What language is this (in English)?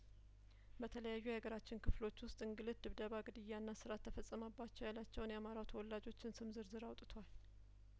Amharic